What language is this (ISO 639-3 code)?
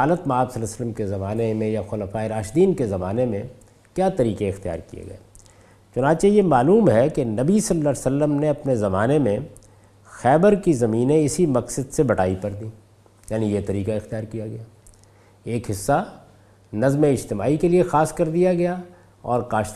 urd